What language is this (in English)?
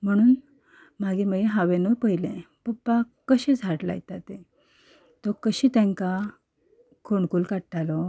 Konkani